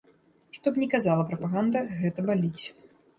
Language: Belarusian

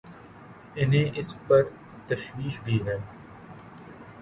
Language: Urdu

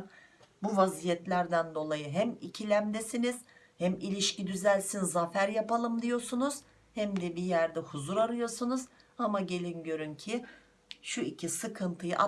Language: Turkish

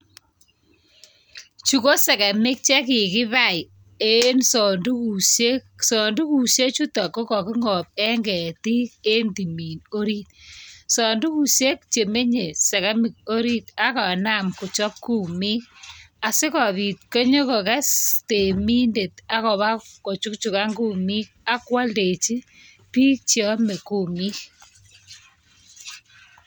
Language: Kalenjin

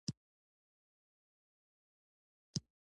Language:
Pashto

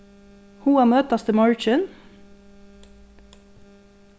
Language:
Faroese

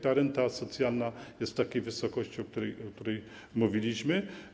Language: Polish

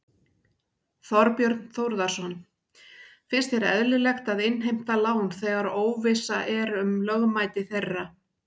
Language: Icelandic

